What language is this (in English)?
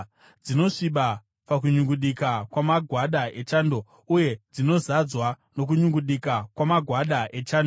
Shona